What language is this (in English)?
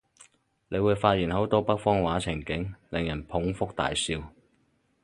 Cantonese